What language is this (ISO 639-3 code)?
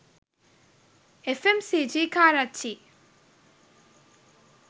sin